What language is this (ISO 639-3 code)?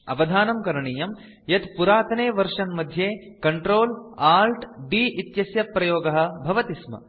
san